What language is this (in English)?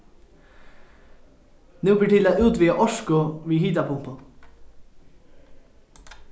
Faroese